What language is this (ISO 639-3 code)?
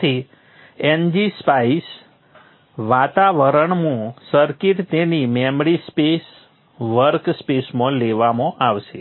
guj